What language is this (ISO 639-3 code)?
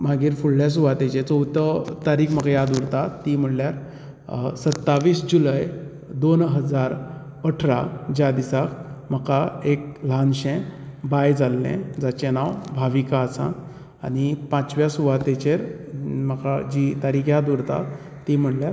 kok